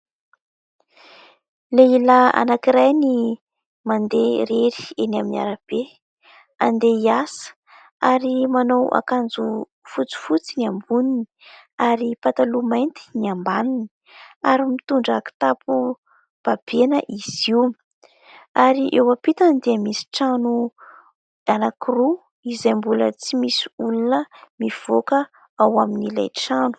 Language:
Malagasy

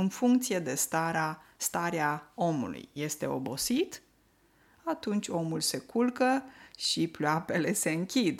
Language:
Romanian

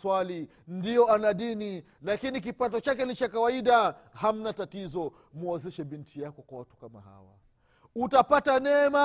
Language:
Swahili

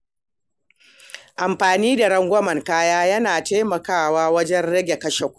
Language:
Hausa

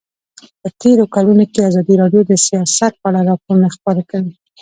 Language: Pashto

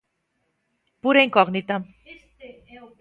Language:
Galician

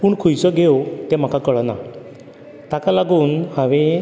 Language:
Konkani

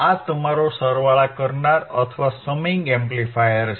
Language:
Gujarati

